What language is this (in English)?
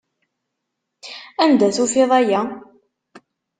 Kabyle